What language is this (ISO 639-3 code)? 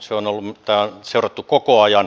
fin